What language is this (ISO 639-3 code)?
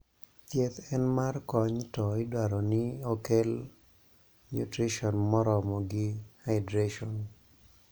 luo